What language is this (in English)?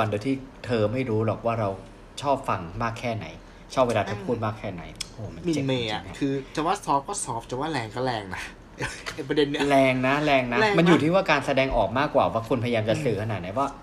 Thai